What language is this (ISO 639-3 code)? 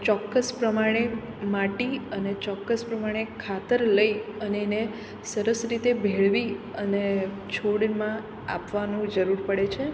guj